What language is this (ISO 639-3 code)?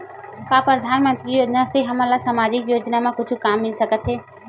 hne